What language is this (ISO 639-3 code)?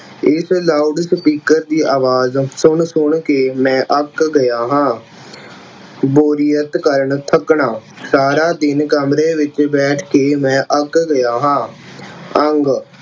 pan